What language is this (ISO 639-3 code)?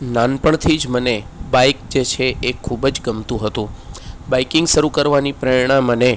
guj